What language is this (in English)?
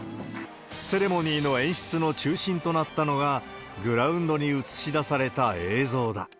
Japanese